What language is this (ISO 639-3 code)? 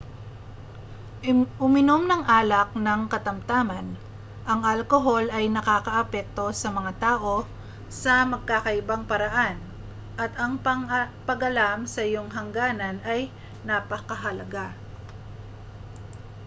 fil